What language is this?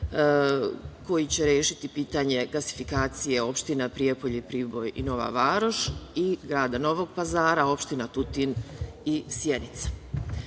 Serbian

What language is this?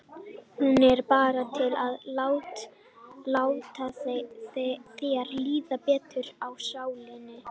Icelandic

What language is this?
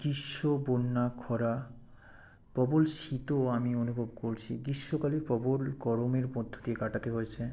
Bangla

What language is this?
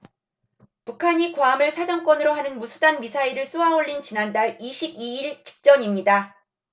Korean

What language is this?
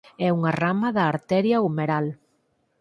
Galician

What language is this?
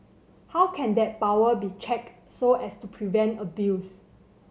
English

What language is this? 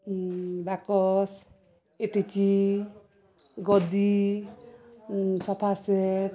Odia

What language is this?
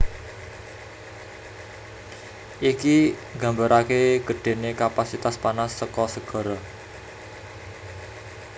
Javanese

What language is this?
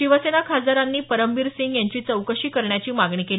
Marathi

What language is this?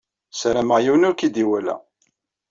Kabyle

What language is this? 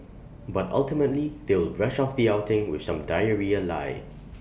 English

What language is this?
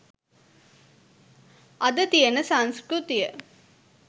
Sinhala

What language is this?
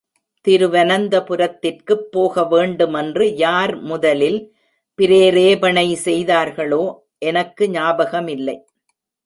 Tamil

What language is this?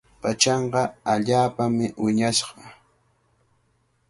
Cajatambo North Lima Quechua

